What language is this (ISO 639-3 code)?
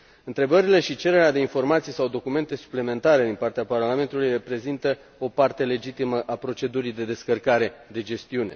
ron